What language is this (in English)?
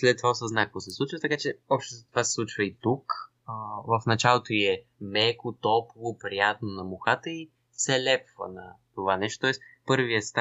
Bulgarian